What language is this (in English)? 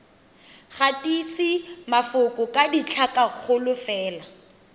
Tswana